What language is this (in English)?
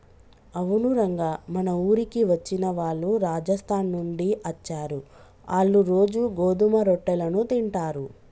Telugu